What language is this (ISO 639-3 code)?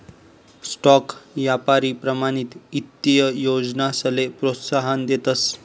mar